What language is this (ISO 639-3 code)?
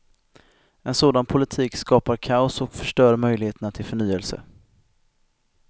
swe